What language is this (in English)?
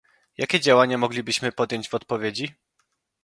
Polish